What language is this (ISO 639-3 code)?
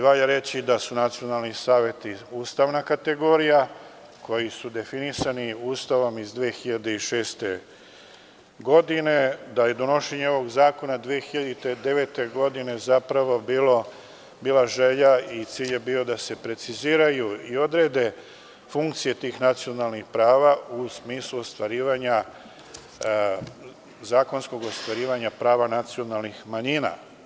srp